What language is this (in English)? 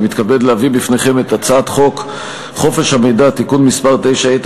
Hebrew